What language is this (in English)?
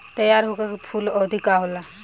Bhojpuri